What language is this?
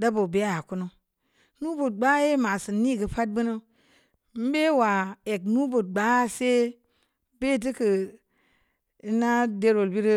Samba Leko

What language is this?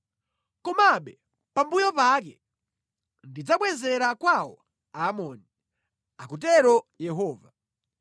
Nyanja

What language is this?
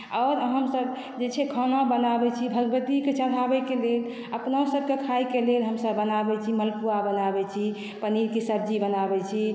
Maithili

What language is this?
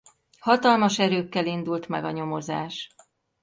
Hungarian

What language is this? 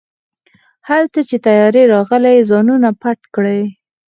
Pashto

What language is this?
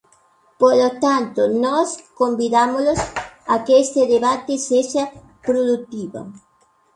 Galician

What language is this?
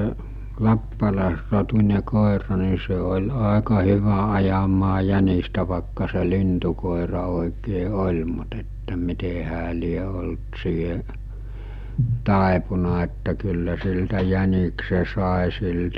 Finnish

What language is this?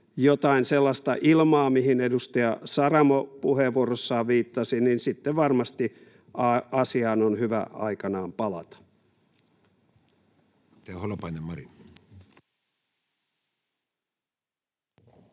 Finnish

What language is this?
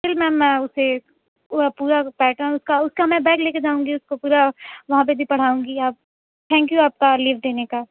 Urdu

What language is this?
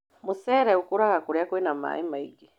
Kikuyu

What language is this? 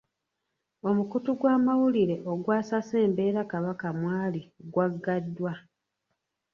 Ganda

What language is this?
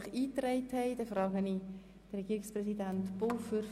Swiss German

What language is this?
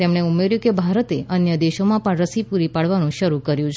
Gujarati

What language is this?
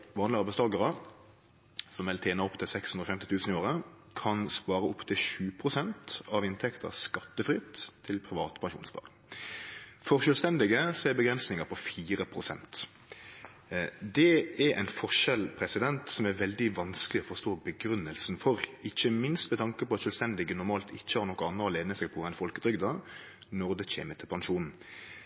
Norwegian Nynorsk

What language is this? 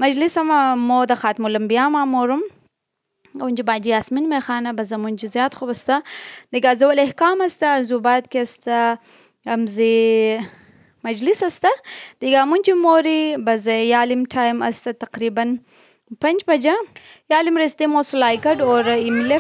Turkish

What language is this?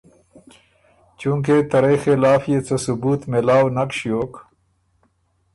Ormuri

